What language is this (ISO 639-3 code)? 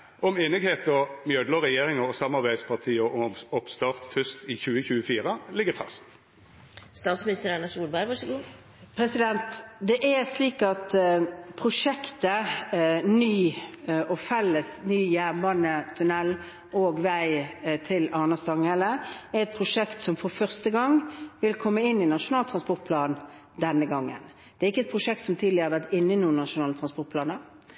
nor